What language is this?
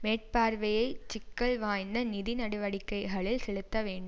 Tamil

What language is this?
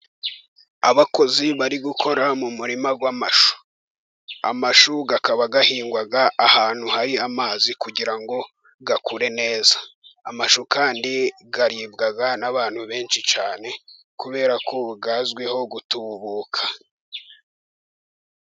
Kinyarwanda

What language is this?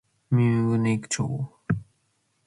Matsés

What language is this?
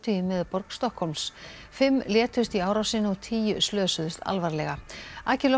Icelandic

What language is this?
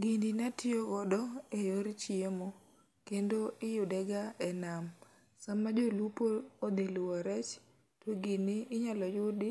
Luo (Kenya and Tanzania)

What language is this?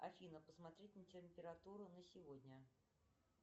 Russian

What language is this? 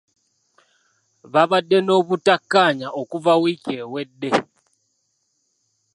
Ganda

